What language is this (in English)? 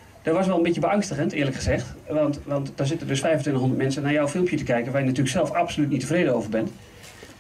Dutch